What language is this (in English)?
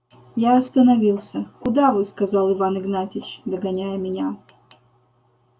Russian